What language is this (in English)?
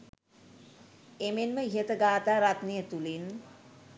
Sinhala